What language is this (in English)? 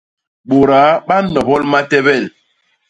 Basaa